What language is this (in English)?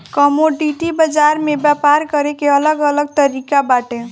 Bhojpuri